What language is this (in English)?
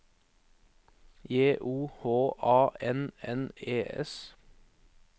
Norwegian